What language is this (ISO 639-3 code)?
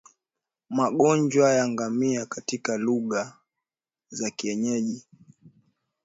swa